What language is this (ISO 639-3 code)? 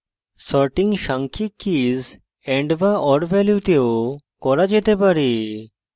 ben